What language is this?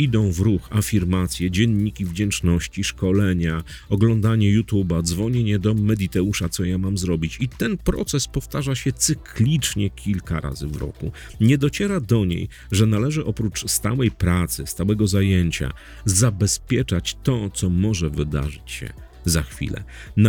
Polish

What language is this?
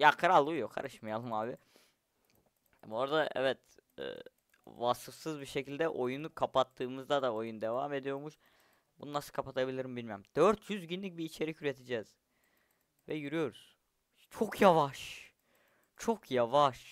Turkish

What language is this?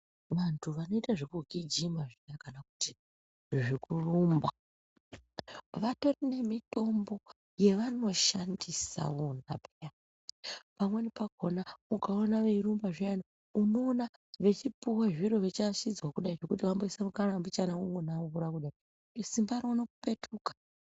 Ndau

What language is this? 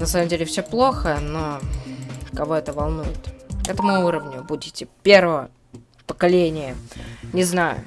Russian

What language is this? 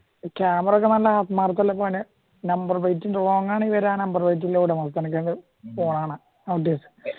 Malayalam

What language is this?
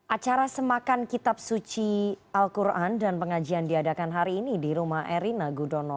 Indonesian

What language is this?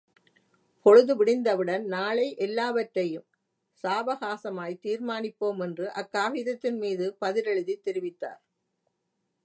Tamil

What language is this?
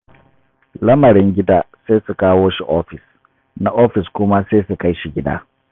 Hausa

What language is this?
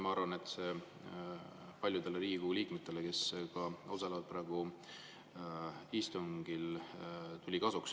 Estonian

